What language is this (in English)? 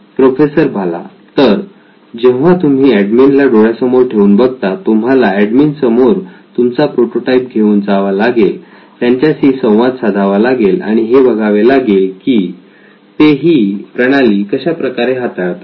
Marathi